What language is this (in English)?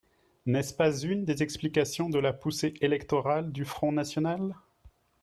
French